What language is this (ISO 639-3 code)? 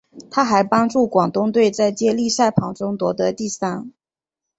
zho